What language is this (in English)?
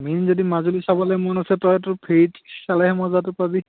Assamese